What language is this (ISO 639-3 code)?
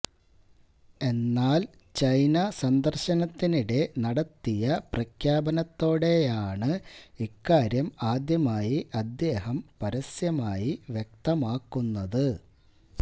mal